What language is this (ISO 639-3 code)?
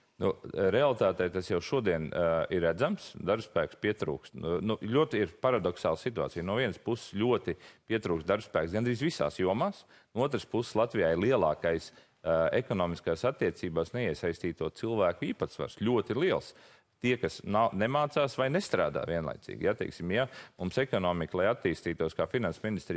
lav